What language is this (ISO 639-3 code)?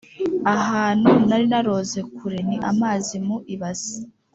kin